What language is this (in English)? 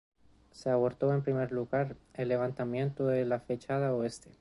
Spanish